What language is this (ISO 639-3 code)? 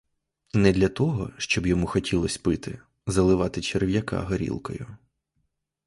ukr